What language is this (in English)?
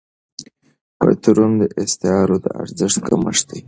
Pashto